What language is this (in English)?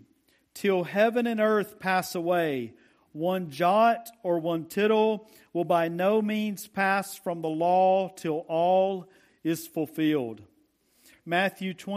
English